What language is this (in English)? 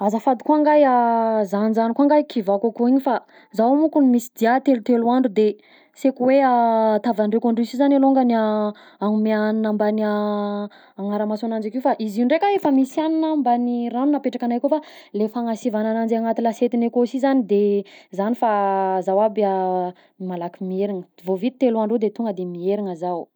Southern Betsimisaraka Malagasy